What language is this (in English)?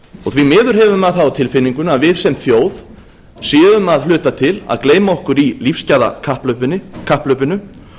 Icelandic